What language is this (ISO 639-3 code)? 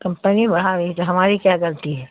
urd